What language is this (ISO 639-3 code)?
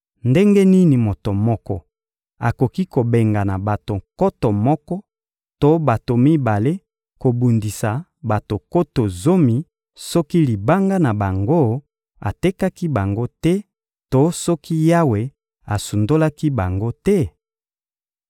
lin